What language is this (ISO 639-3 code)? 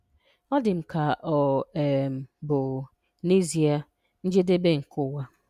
ibo